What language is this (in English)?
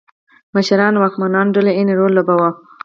Pashto